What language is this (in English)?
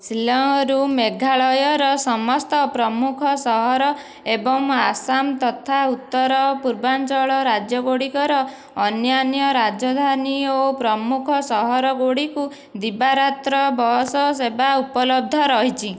Odia